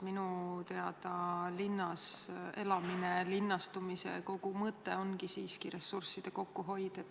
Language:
Estonian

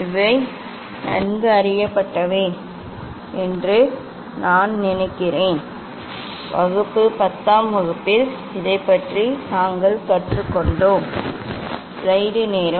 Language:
Tamil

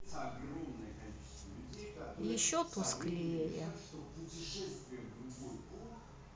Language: Russian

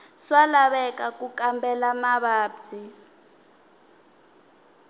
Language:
Tsonga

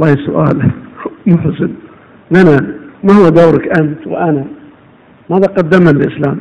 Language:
Arabic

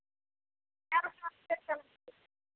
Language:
Maithili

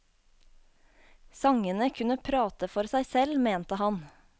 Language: Norwegian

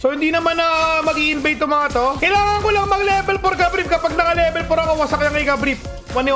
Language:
Filipino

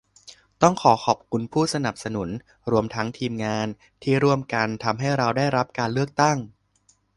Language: Thai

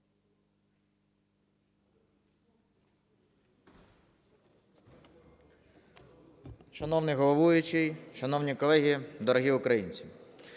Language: Ukrainian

